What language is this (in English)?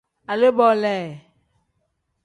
Tem